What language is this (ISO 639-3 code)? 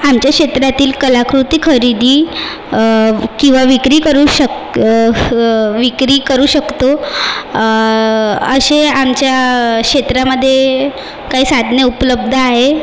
mar